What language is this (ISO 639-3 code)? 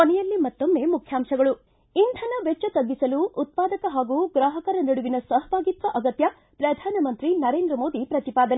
kan